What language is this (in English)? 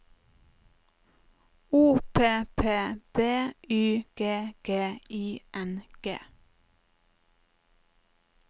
Norwegian